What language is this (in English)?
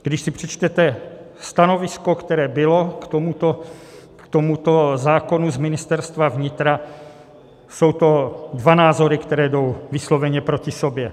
Czech